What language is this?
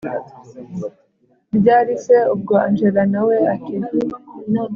Kinyarwanda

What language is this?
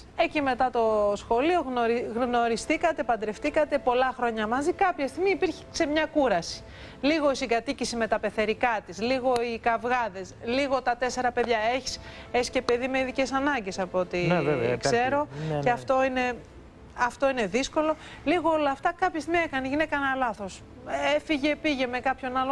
Greek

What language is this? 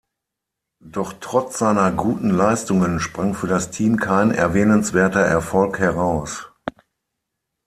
German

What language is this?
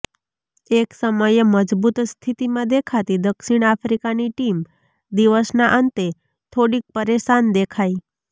Gujarati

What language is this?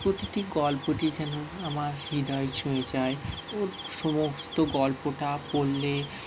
Bangla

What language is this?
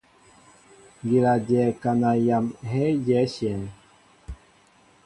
Mbo (Cameroon)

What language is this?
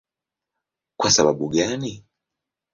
Swahili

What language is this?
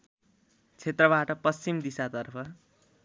Nepali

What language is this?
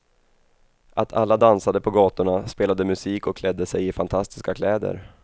Swedish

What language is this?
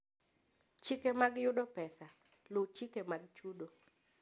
Luo (Kenya and Tanzania)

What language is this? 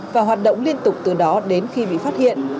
Vietnamese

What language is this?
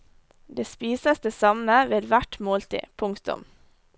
Norwegian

